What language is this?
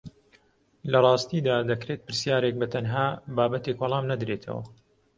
Central Kurdish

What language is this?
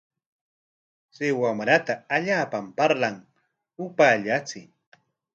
Corongo Ancash Quechua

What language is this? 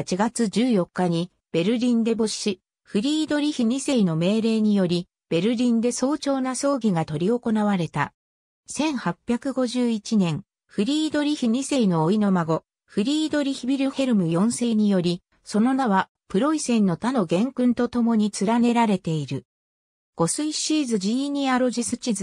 Japanese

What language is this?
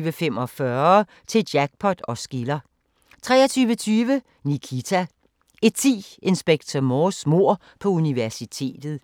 Danish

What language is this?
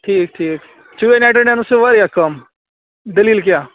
Kashmiri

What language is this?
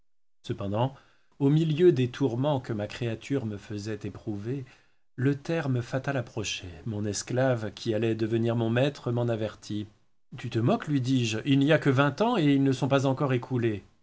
French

